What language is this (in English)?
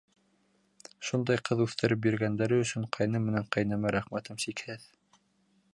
Bashkir